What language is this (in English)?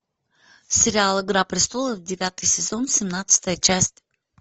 Russian